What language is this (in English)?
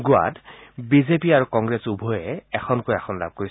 Assamese